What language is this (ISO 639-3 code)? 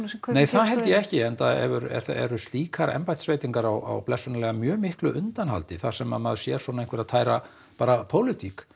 isl